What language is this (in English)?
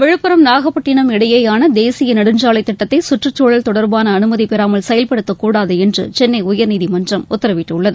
Tamil